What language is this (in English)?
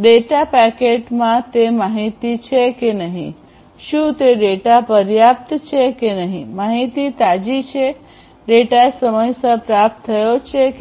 Gujarati